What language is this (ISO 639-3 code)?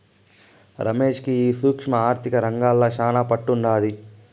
tel